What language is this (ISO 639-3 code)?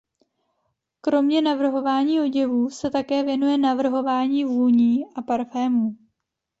ces